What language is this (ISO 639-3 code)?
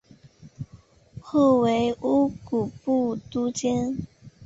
zho